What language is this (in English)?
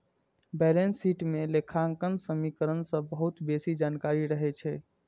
Maithili